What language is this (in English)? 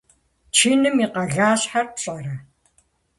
Kabardian